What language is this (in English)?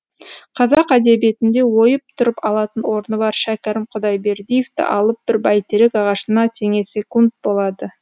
Kazakh